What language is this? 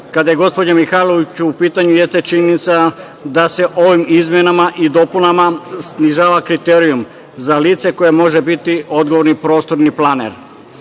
Serbian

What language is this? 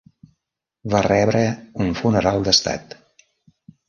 Catalan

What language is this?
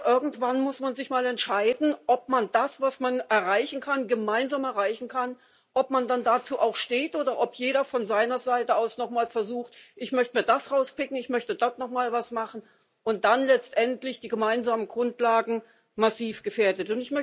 German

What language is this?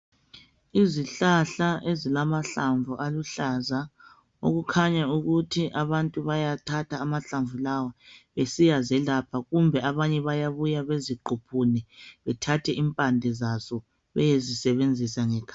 North Ndebele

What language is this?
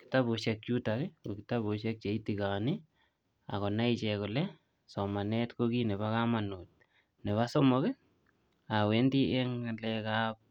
Kalenjin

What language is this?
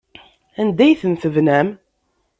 Kabyle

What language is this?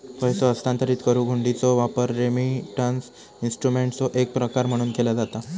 Marathi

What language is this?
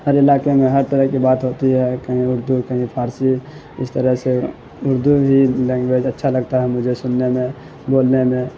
Urdu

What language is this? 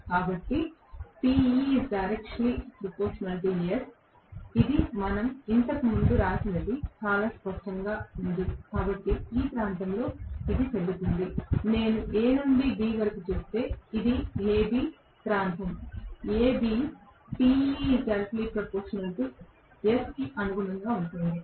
Telugu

